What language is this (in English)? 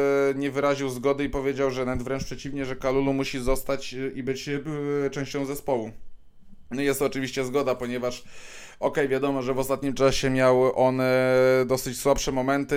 Polish